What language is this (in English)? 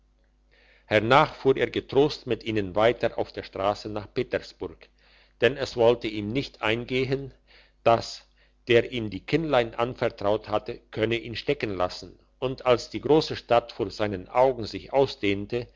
German